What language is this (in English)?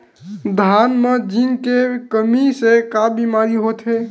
Chhattisgarhi